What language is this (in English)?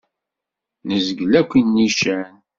Kabyle